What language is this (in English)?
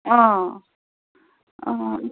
Assamese